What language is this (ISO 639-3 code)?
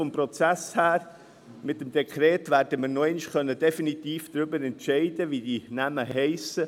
gsw